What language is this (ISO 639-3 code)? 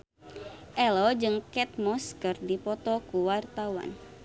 sun